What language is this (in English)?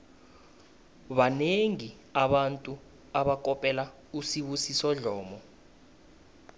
South Ndebele